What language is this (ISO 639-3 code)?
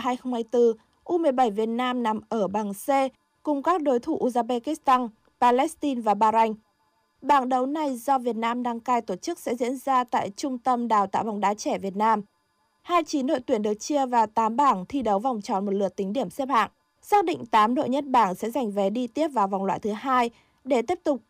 vie